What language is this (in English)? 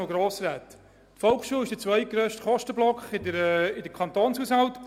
Swiss German